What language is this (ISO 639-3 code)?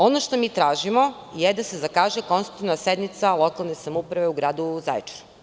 srp